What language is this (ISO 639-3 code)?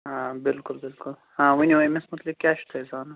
kas